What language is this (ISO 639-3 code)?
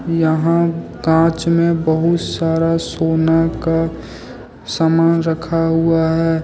hin